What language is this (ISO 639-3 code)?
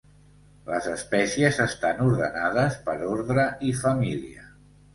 cat